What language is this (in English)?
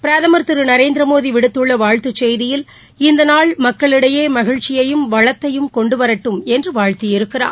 Tamil